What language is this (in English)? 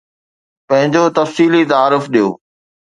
Sindhi